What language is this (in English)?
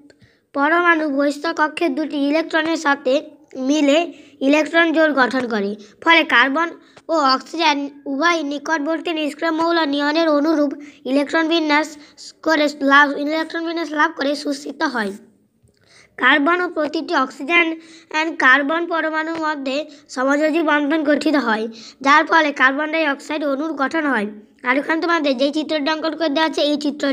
Romanian